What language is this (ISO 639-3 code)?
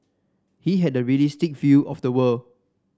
eng